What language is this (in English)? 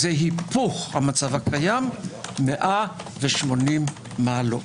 Hebrew